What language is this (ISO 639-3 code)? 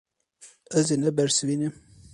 kur